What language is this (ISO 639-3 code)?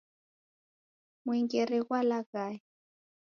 dav